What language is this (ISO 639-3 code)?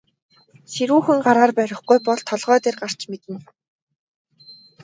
mon